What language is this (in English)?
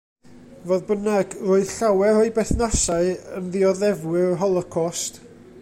Welsh